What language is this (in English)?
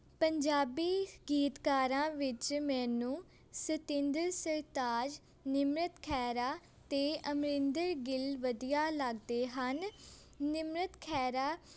Punjabi